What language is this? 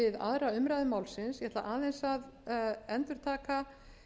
Icelandic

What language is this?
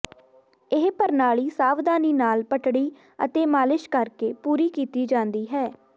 Punjabi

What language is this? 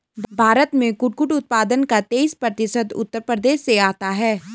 Hindi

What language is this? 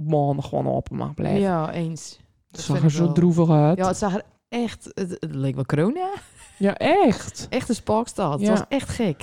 Dutch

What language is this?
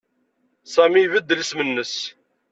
Kabyle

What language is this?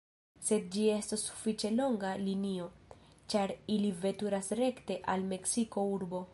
Esperanto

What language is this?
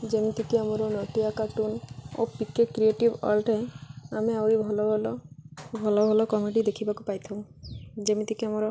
Odia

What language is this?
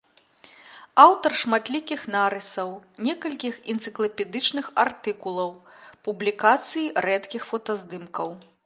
Belarusian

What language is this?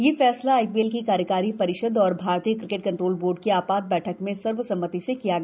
Hindi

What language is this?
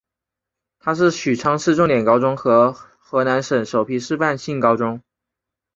Chinese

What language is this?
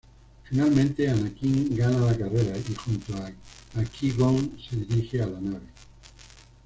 Spanish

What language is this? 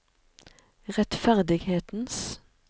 Norwegian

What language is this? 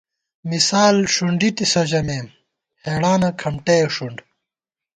Gawar-Bati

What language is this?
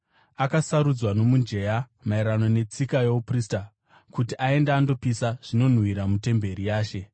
Shona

